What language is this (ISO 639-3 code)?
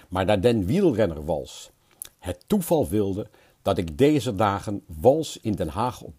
nld